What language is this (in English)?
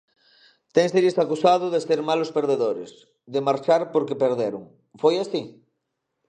Galician